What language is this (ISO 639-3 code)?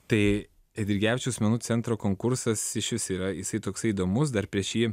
lit